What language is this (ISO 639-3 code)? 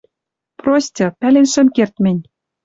mrj